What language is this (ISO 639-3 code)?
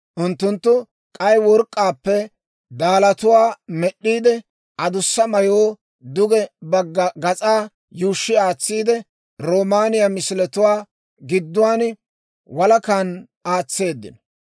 dwr